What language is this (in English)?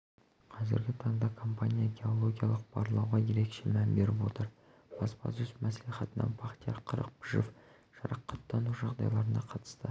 Kazakh